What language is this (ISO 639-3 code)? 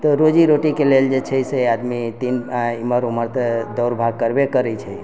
mai